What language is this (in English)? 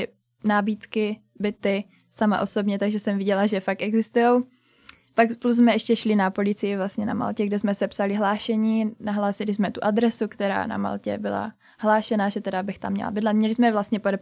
Czech